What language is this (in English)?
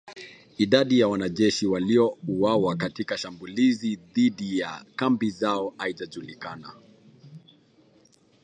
Swahili